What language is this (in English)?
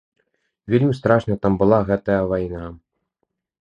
Belarusian